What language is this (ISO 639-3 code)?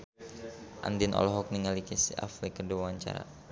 sun